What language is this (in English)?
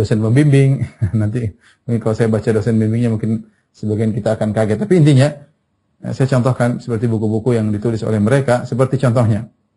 Indonesian